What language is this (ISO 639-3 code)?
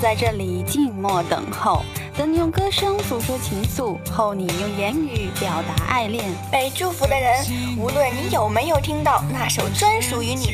zho